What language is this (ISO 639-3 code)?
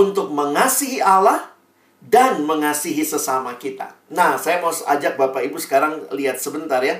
ind